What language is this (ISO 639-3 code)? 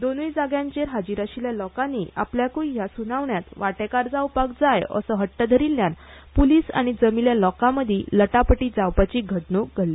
kok